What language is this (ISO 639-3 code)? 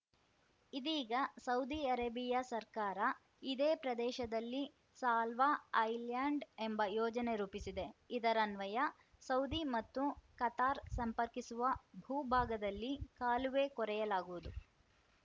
kan